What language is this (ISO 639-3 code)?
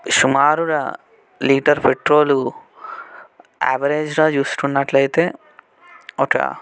tel